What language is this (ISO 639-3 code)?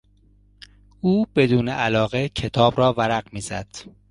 fas